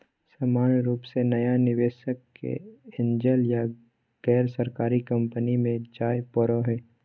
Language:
Magahi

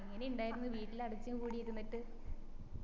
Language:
Malayalam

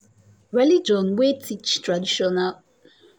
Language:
Nigerian Pidgin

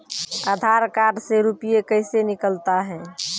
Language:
Maithili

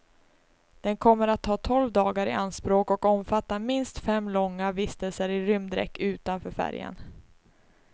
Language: Swedish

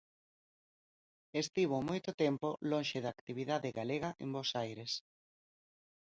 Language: Galician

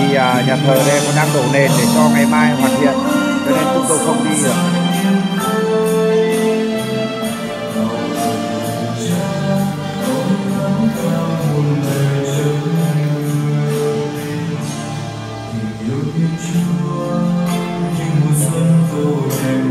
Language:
Vietnamese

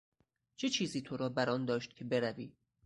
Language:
Persian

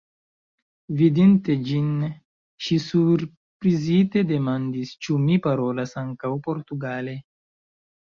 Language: Esperanto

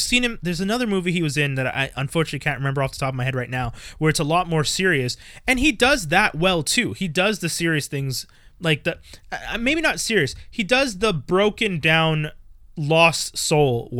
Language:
English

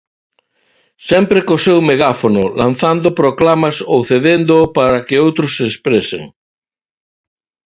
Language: Galician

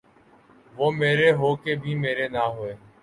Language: Urdu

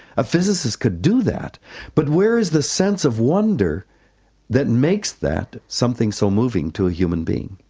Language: English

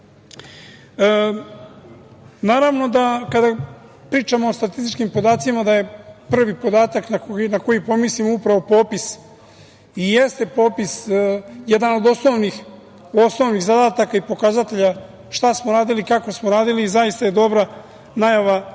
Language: Serbian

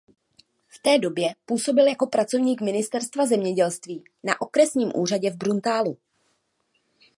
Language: Czech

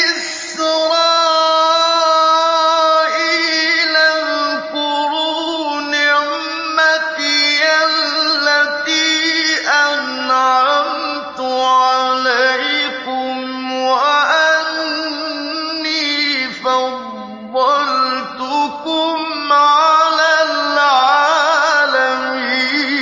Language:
Arabic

